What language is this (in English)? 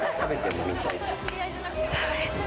Japanese